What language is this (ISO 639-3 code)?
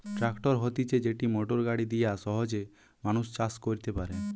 ben